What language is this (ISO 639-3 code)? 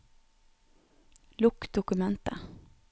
nor